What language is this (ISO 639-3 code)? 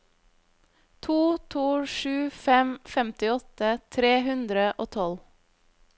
nor